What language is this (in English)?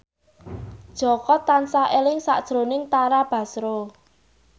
Javanese